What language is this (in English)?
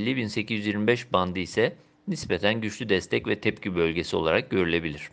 Turkish